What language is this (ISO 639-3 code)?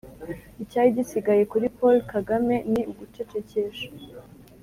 kin